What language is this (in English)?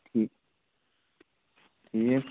Kashmiri